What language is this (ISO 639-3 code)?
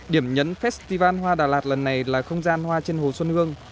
vie